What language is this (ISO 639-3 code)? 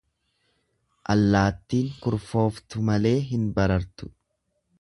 orm